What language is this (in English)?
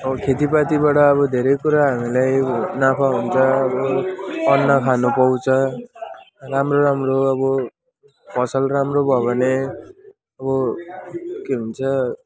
Nepali